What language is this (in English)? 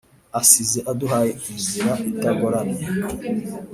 Kinyarwanda